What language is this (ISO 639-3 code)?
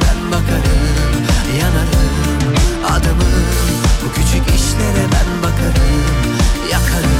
tur